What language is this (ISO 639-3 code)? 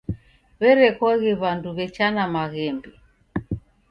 dav